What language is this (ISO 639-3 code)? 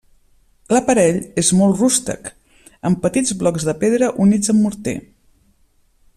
cat